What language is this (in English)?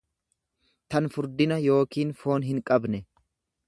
Oromo